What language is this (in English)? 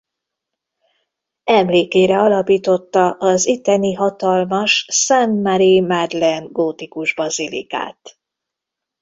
Hungarian